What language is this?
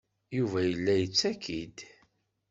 Kabyle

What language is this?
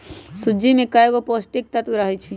Magahi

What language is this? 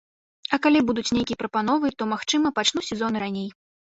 Belarusian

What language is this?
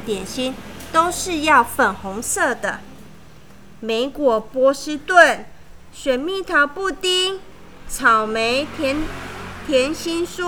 Chinese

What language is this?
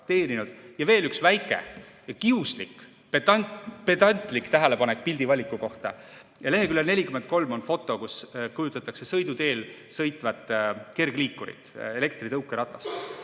Estonian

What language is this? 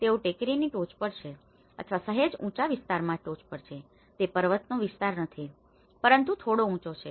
Gujarati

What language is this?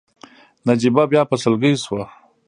Pashto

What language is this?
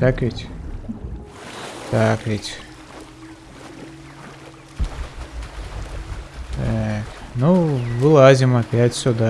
Russian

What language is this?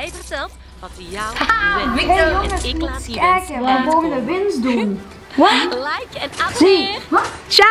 Dutch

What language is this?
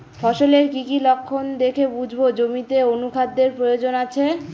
Bangla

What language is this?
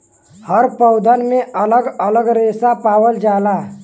Bhojpuri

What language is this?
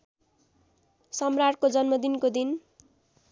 Nepali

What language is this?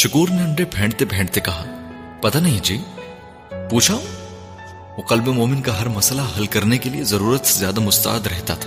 Urdu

